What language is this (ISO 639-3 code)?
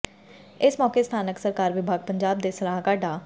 pan